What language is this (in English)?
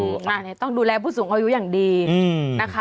Thai